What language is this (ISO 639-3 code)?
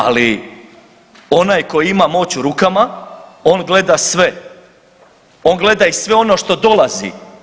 hrv